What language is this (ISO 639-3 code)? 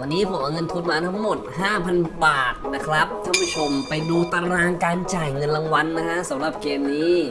tha